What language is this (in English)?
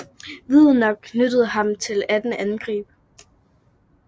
Danish